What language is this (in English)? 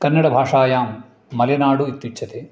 Sanskrit